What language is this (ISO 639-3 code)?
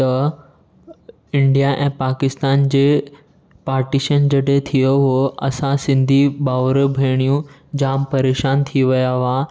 snd